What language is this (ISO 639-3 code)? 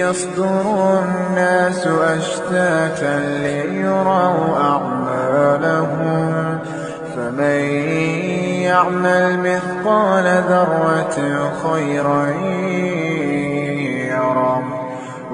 ara